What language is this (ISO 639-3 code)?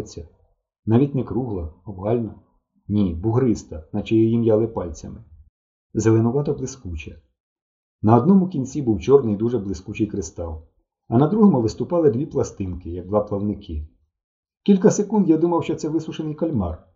ukr